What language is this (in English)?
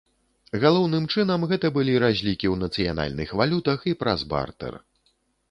Belarusian